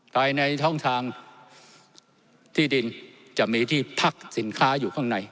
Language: Thai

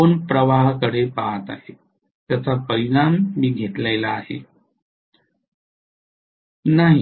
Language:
Marathi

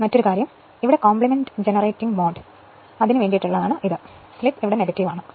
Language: Malayalam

